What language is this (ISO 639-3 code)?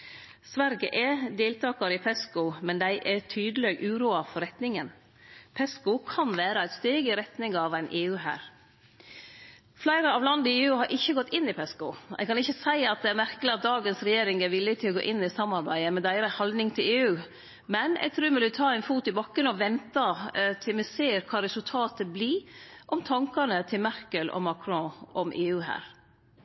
nno